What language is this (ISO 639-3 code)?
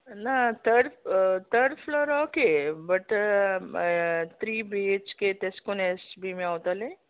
kok